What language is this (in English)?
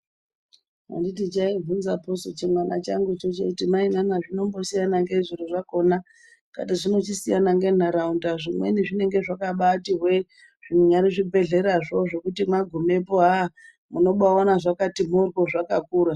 Ndau